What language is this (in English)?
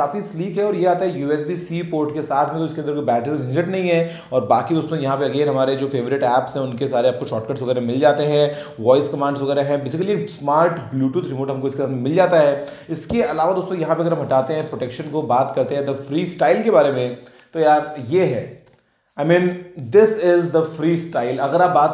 Hindi